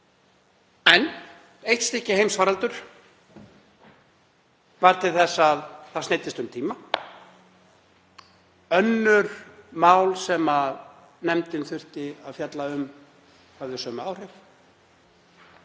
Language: Icelandic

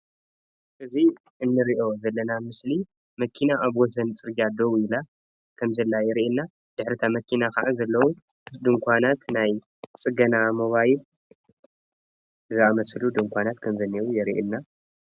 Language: Tigrinya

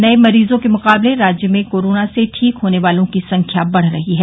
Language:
Hindi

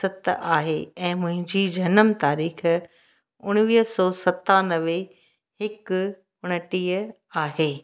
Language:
Sindhi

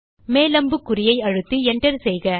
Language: Tamil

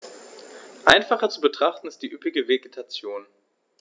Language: German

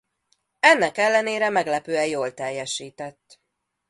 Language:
Hungarian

